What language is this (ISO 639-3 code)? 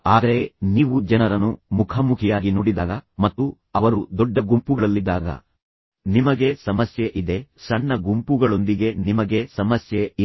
kan